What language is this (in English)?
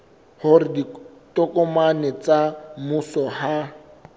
Southern Sotho